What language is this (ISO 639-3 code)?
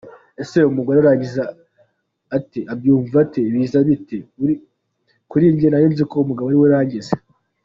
kin